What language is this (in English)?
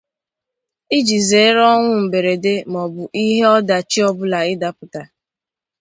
Igbo